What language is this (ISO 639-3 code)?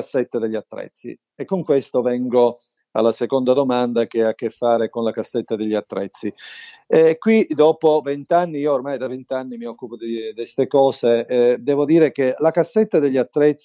ita